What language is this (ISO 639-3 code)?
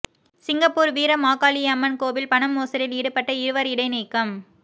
tam